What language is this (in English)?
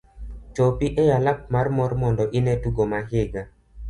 Luo (Kenya and Tanzania)